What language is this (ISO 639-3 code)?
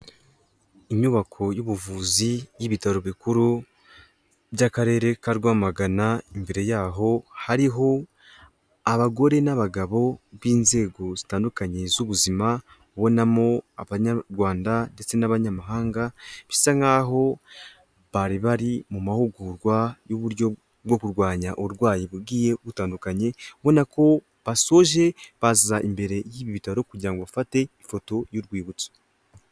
kin